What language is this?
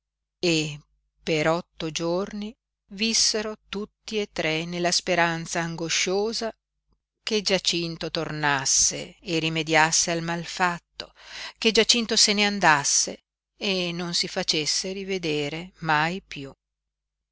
Italian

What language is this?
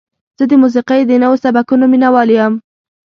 Pashto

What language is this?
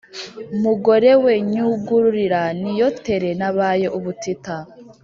Kinyarwanda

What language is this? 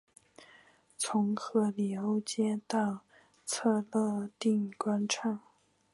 Chinese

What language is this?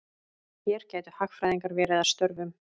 Icelandic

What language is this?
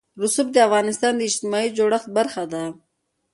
Pashto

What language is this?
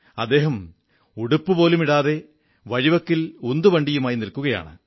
Malayalam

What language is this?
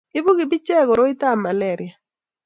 Kalenjin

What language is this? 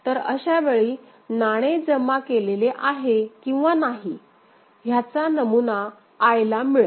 Marathi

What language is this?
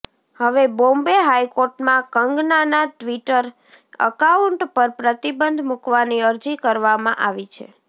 Gujarati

